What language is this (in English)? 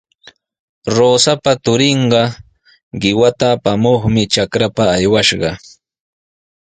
Sihuas Ancash Quechua